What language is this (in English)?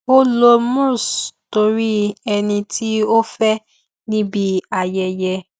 Yoruba